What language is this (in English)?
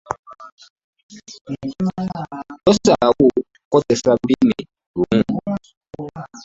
Ganda